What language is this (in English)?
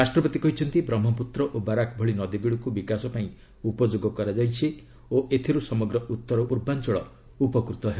Odia